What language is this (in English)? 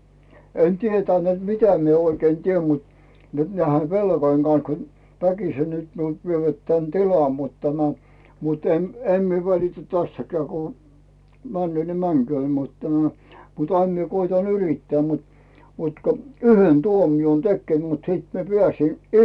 Finnish